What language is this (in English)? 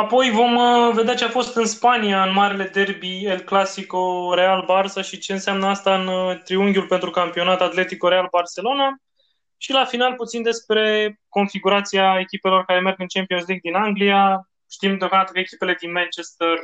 Romanian